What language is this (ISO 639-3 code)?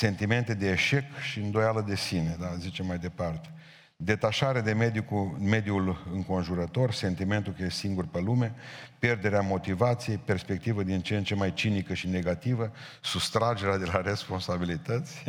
ron